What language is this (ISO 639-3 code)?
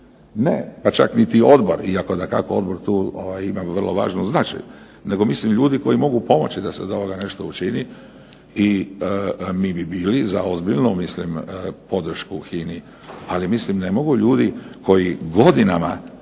hrv